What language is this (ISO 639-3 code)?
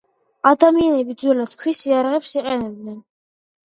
kat